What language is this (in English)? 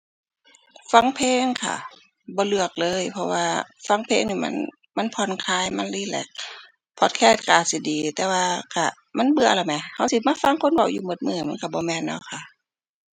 Thai